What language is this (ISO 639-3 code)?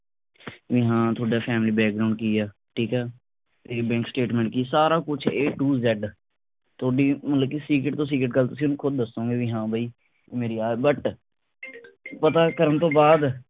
pan